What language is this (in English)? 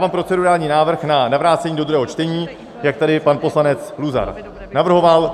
Czech